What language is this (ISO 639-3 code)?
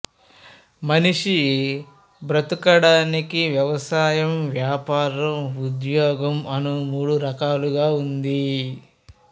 tel